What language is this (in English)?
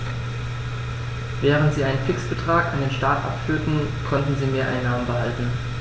German